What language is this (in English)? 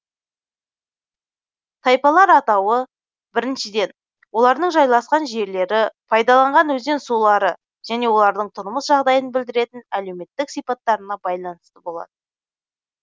Kazakh